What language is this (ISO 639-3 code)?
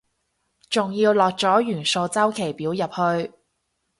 yue